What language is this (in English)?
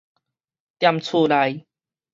Min Nan Chinese